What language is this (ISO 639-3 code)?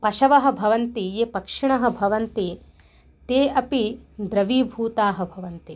san